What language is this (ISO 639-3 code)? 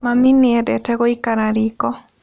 kik